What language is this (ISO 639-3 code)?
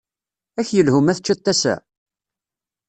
kab